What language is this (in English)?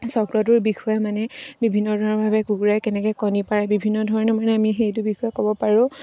Assamese